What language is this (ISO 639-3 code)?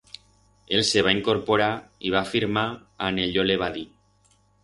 arg